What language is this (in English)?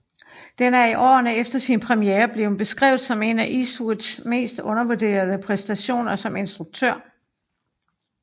Danish